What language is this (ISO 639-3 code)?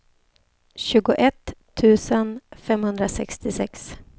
swe